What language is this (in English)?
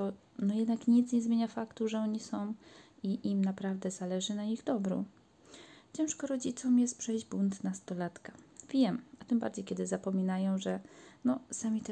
Polish